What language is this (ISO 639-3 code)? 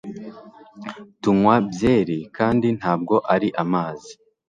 kin